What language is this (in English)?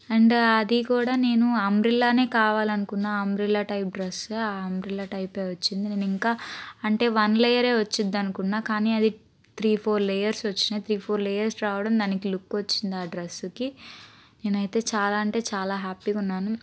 Telugu